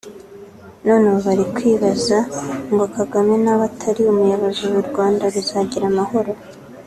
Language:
Kinyarwanda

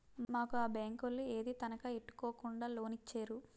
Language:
Telugu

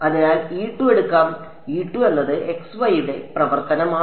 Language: Malayalam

